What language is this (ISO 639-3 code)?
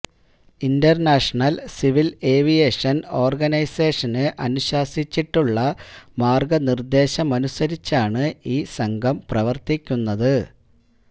mal